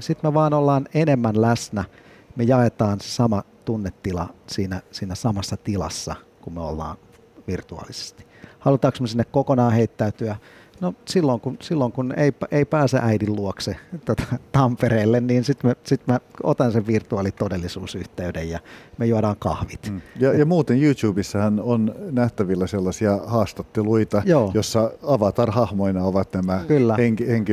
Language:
Finnish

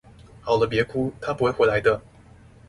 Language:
Chinese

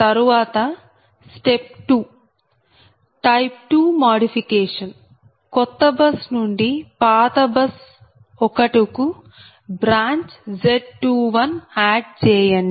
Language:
Telugu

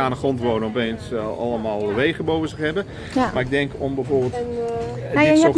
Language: Dutch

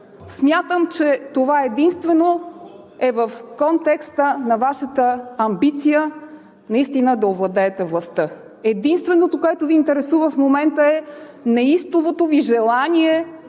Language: Bulgarian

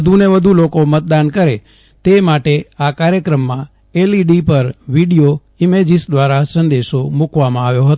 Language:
Gujarati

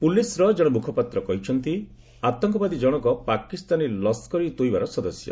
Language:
Odia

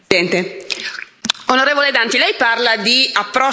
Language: Italian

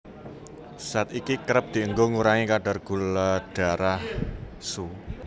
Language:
Javanese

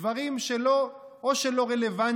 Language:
Hebrew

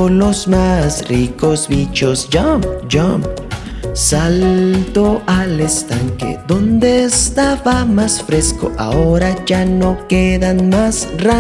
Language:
Spanish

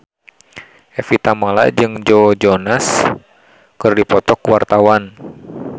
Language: Sundanese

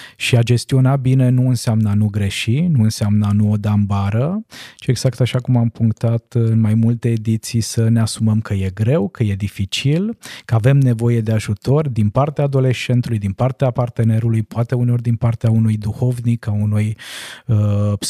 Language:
Romanian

